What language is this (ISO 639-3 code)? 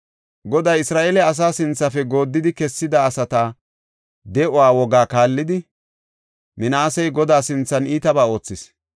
gof